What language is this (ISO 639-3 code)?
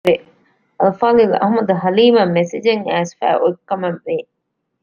div